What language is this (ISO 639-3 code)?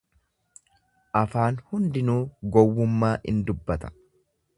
orm